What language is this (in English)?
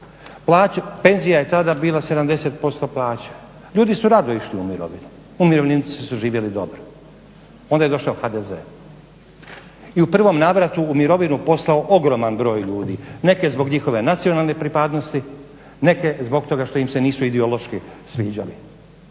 Croatian